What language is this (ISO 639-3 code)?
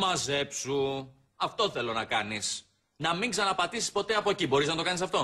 ell